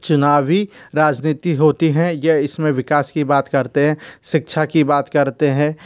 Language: Hindi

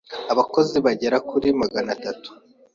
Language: Kinyarwanda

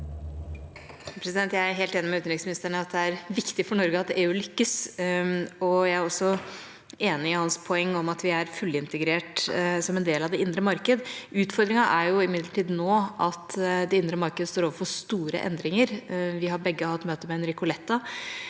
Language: Norwegian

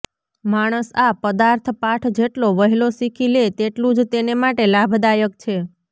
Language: Gujarati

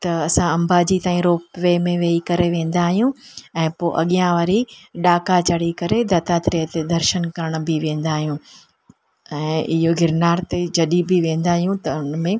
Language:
Sindhi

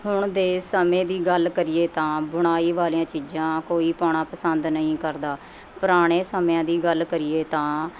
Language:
Punjabi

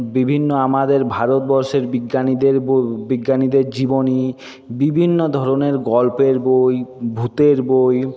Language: Bangla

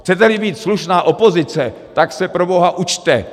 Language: Czech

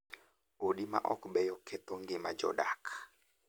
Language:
Luo (Kenya and Tanzania)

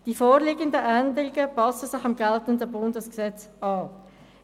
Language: Swiss German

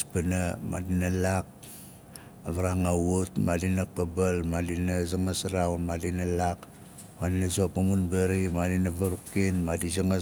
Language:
Nalik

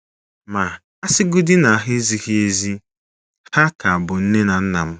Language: Igbo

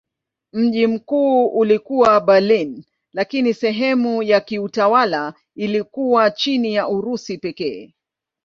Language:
Swahili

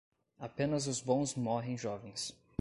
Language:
Portuguese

